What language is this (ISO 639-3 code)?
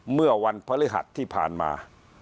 tha